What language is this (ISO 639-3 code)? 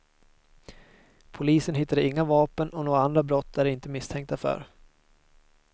swe